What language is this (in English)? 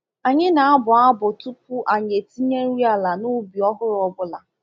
Igbo